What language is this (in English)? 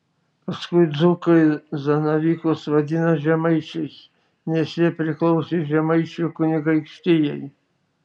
Lithuanian